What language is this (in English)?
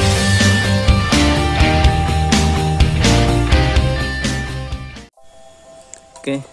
Indonesian